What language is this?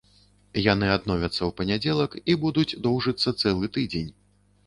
Belarusian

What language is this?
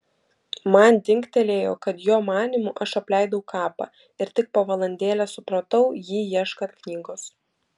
Lithuanian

